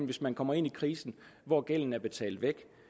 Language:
Danish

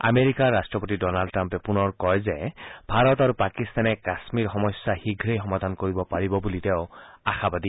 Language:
Assamese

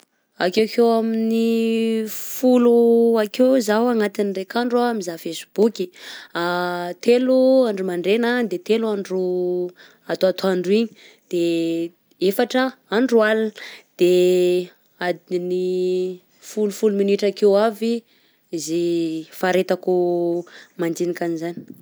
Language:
Southern Betsimisaraka Malagasy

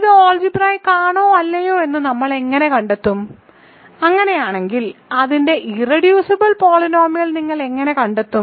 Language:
Malayalam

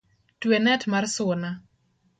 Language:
Luo (Kenya and Tanzania)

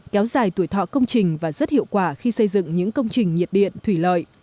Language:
Vietnamese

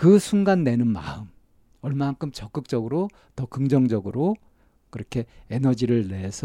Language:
Korean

